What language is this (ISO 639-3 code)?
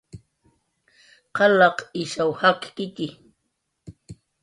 jqr